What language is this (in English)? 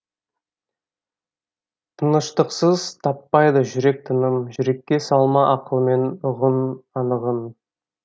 Kazakh